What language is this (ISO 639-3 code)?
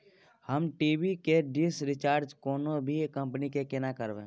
mai